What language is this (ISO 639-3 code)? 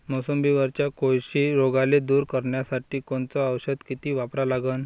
mar